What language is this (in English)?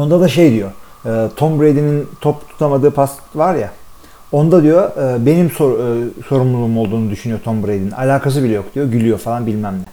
Turkish